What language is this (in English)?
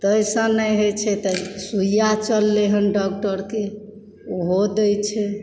Maithili